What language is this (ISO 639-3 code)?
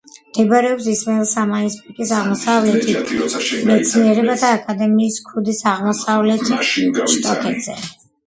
kat